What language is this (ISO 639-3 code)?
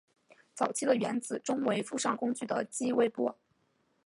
zho